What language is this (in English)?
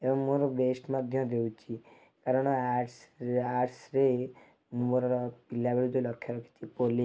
Odia